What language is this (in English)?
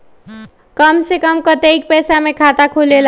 Magahi